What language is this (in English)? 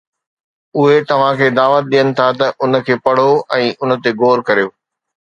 Sindhi